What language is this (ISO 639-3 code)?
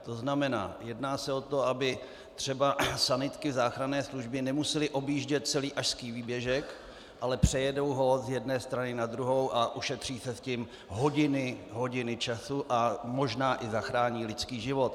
ces